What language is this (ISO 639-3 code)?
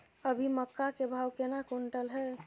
mai